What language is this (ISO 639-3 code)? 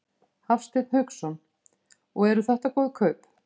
isl